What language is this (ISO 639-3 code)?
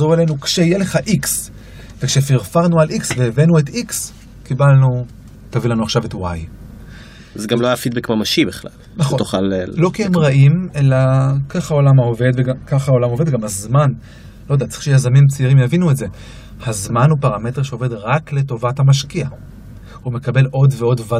heb